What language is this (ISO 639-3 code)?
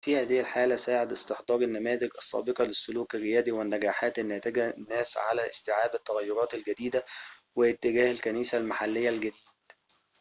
ara